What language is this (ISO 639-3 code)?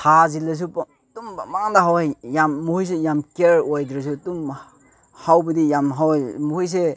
mni